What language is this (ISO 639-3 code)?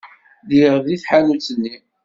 kab